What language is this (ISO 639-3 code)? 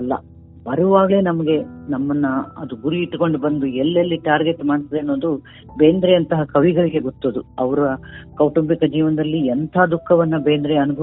kan